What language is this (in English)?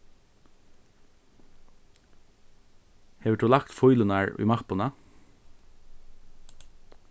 Faroese